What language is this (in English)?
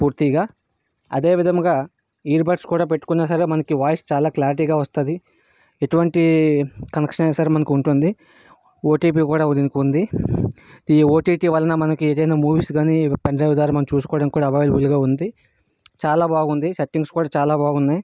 Telugu